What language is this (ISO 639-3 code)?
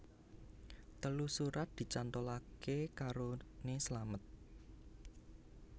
jav